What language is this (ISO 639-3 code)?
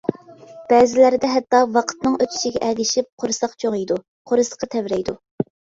uig